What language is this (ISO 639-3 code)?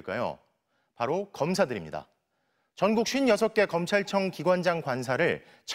kor